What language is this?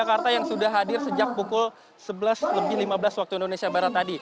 Indonesian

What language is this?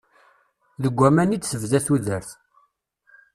Kabyle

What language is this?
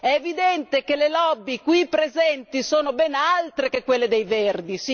Italian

